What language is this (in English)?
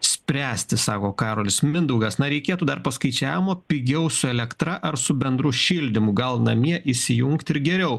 Lithuanian